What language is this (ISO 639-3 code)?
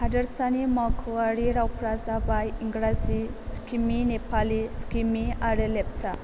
brx